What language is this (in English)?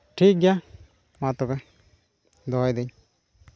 Santali